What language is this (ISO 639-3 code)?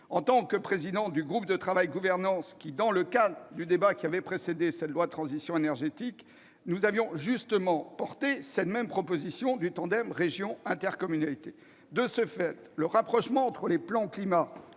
fra